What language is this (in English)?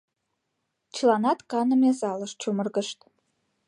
Mari